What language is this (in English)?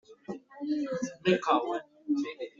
Basque